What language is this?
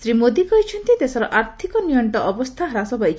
Odia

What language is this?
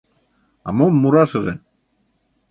Mari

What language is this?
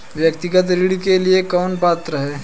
Hindi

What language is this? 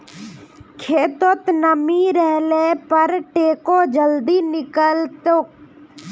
Magahi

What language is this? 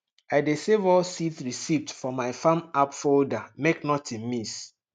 Nigerian Pidgin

